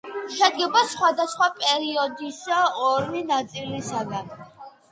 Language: Georgian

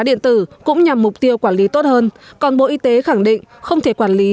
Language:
Vietnamese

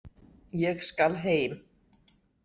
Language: Icelandic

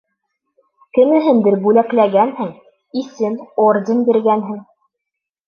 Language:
Bashkir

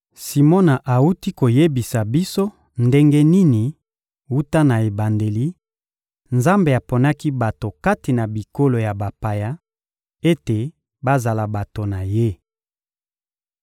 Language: Lingala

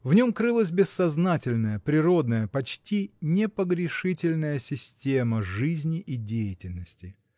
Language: Russian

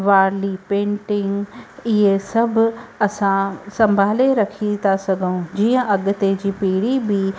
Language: Sindhi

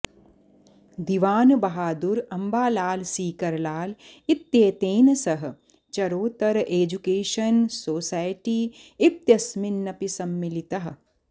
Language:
Sanskrit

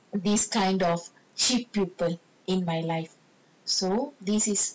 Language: English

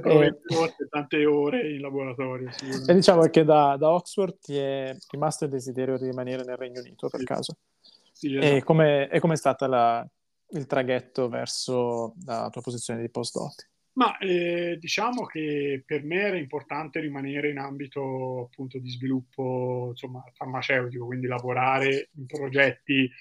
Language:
Italian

